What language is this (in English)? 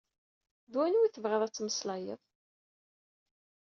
Kabyle